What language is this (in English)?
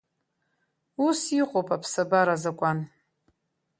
Abkhazian